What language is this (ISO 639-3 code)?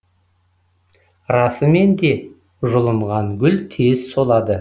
kaz